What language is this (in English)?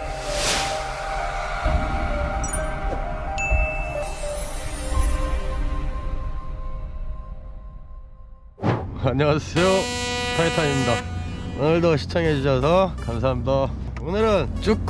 Korean